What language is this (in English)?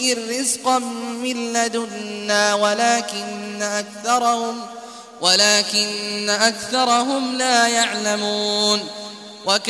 Arabic